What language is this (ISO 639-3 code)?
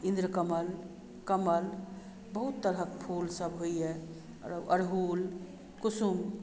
mai